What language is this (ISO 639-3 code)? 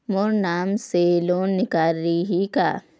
hne